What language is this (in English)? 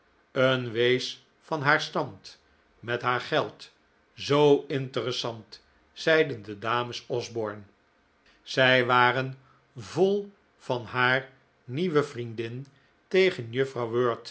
Dutch